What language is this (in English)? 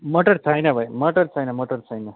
Nepali